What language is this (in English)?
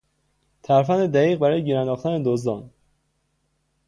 Persian